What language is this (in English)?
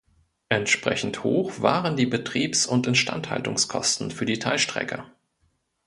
German